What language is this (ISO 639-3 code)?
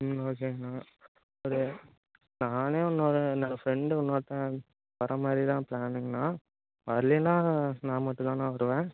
tam